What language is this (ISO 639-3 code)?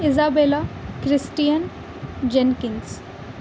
urd